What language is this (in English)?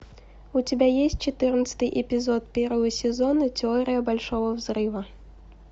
Russian